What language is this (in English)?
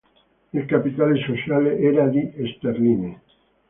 Italian